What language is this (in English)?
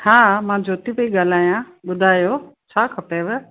Sindhi